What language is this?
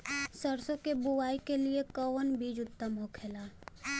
Bhojpuri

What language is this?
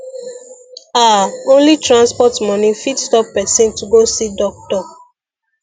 Nigerian Pidgin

